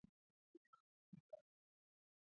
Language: Swahili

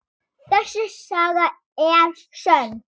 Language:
Icelandic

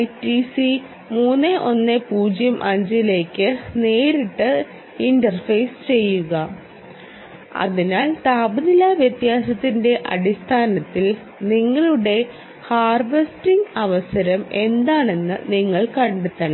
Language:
Malayalam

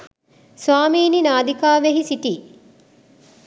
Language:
Sinhala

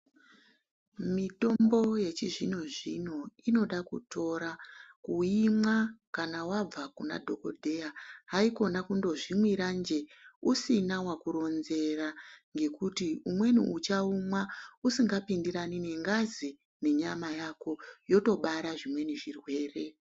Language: Ndau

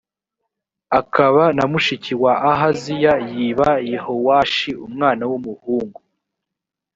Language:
Kinyarwanda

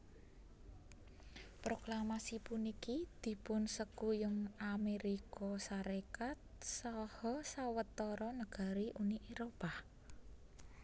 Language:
Javanese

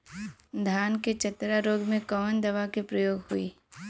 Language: Bhojpuri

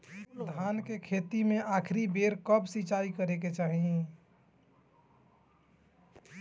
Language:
Bhojpuri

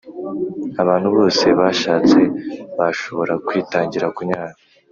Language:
Kinyarwanda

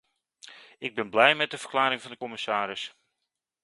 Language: Dutch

